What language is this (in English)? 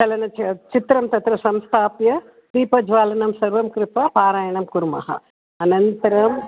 Sanskrit